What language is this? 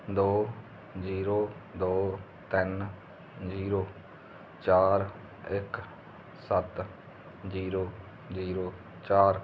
Punjabi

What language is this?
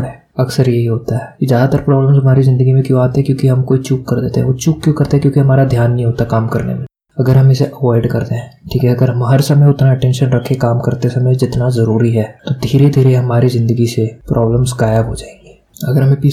Hindi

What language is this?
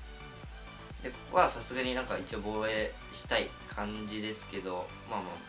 Japanese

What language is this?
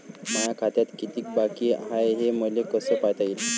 Marathi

